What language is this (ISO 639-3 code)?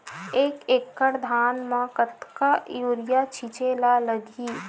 hne